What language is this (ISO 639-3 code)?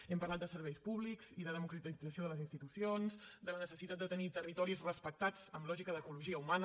cat